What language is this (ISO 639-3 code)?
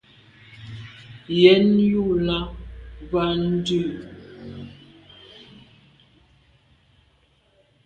byv